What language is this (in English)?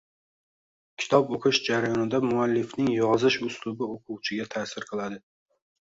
Uzbek